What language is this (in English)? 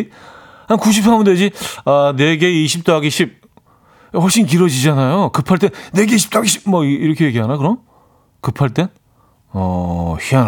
Korean